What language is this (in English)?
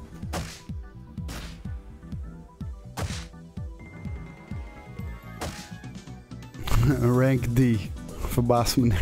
Dutch